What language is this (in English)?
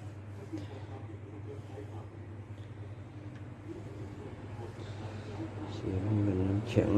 Thai